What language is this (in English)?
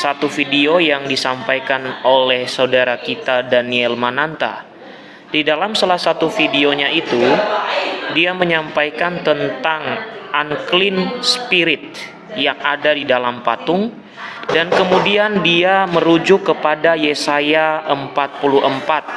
Indonesian